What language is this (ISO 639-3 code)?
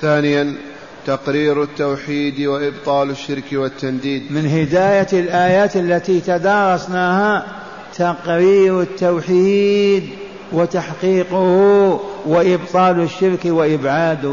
ara